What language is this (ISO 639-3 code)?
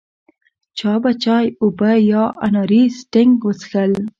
pus